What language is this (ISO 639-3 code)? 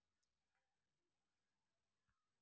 tel